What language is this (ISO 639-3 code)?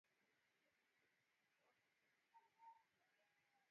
swa